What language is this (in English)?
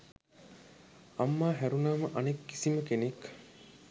Sinhala